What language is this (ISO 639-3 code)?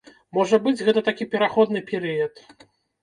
bel